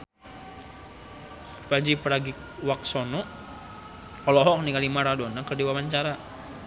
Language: Sundanese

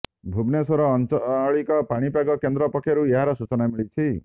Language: Odia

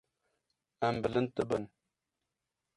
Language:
Kurdish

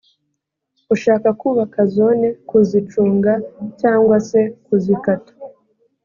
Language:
Kinyarwanda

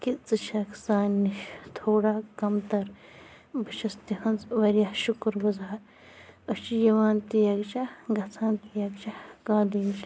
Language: Kashmiri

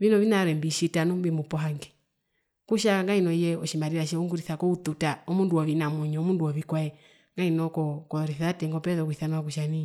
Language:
Herero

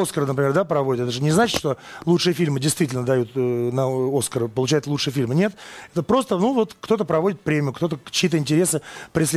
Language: Russian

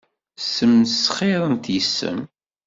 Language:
Kabyle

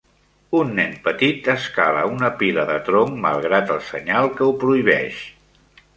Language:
Catalan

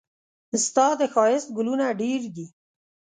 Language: Pashto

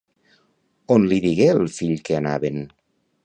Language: Catalan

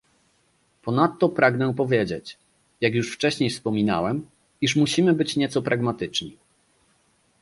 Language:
Polish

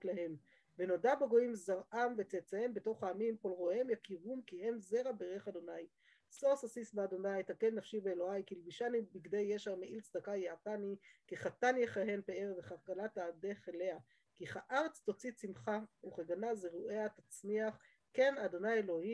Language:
Hebrew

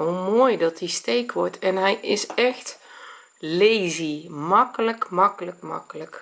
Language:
Dutch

